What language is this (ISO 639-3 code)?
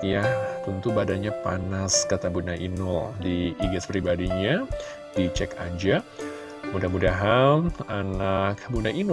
ind